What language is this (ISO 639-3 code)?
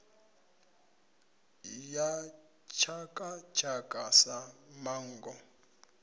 ven